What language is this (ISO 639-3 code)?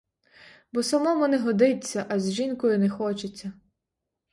ukr